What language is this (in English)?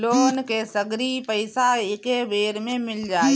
Bhojpuri